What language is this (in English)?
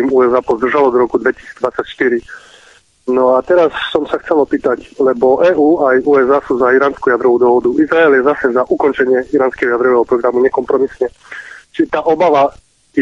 Czech